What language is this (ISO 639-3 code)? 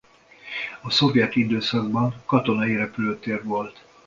hun